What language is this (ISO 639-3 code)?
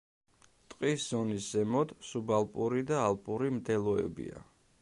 kat